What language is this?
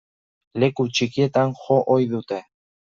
Basque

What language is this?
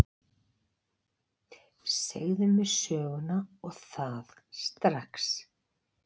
Icelandic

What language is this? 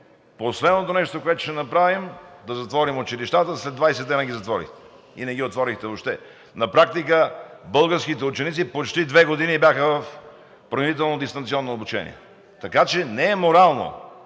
Bulgarian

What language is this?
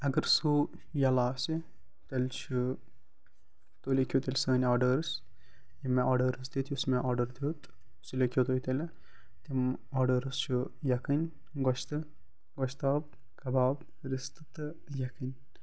Kashmiri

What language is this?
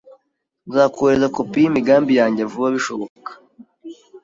Kinyarwanda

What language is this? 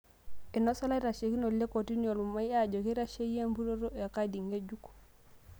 Masai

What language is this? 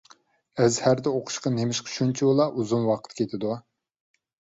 Uyghur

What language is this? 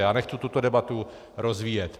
Czech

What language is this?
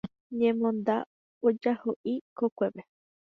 Guarani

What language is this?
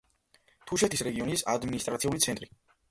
Georgian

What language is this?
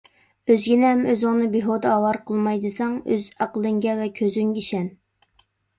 Uyghur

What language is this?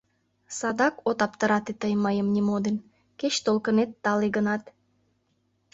Mari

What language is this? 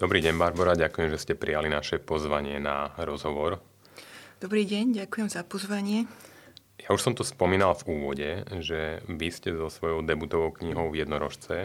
Slovak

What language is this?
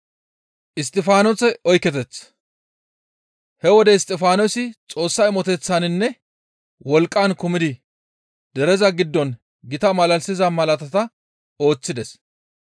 Gamo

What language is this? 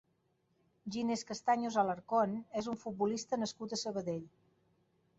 Catalan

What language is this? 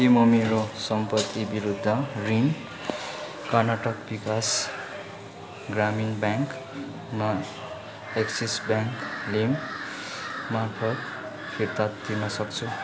Nepali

